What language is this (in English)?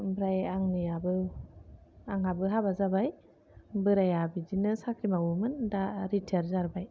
Bodo